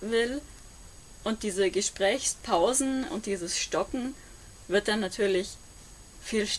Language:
German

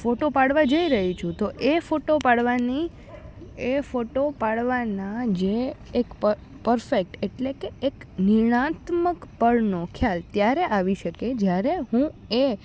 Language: Gujarati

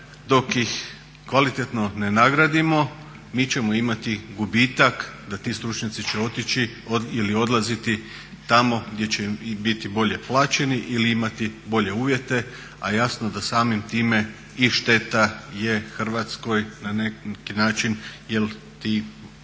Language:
Croatian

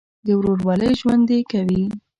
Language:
Pashto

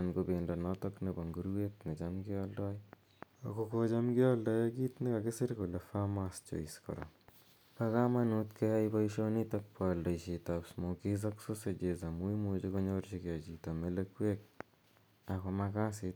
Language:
Kalenjin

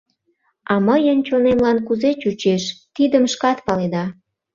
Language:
Mari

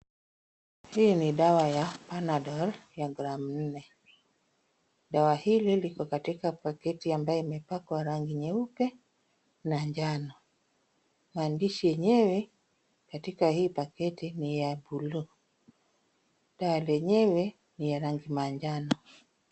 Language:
Swahili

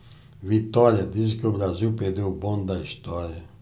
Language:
Portuguese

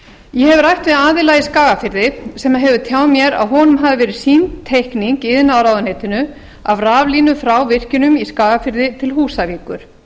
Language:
Icelandic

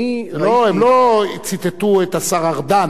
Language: Hebrew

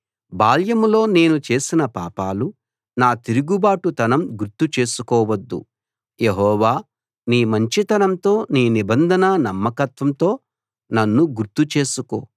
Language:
Telugu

